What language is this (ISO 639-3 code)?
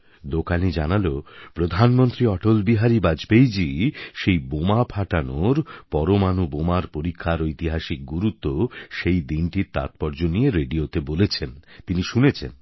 ben